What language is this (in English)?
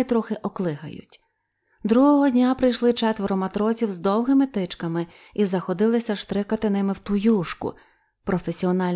Ukrainian